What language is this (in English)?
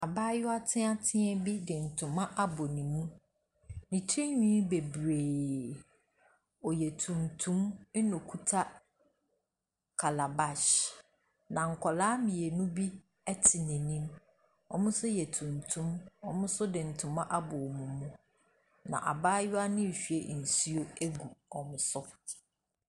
Akan